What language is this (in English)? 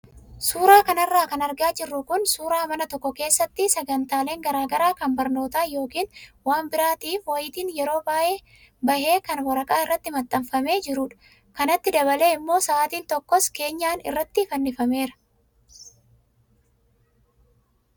Oromo